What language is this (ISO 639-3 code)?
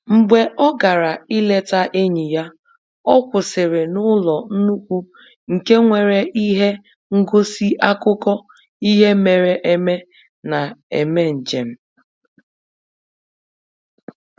ibo